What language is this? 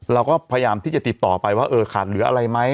Thai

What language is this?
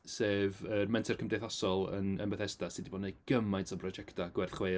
Welsh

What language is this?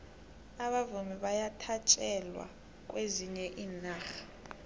South Ndebele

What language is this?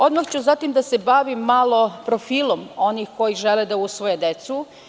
Serbian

